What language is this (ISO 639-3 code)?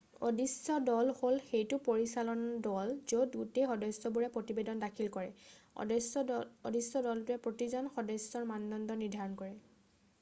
asm